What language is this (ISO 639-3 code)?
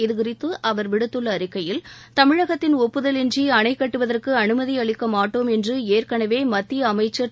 tam